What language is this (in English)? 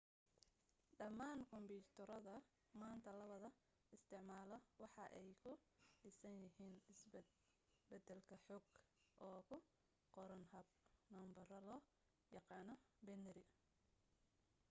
Somali